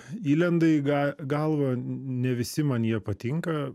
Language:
Lithuanian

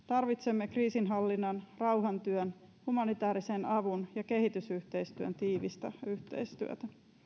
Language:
Finnish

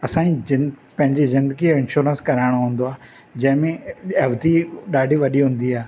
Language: Sindhi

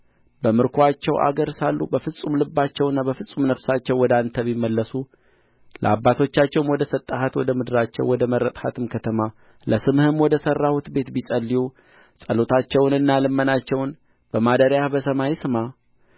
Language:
Amharic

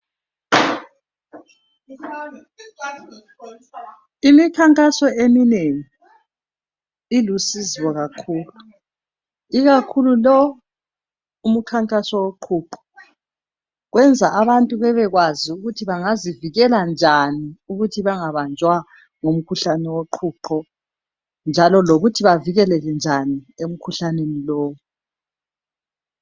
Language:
North Ndebele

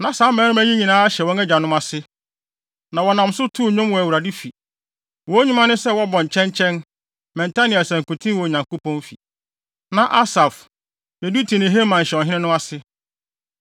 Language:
Akan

